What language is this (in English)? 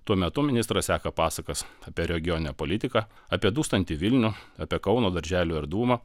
Lithuanian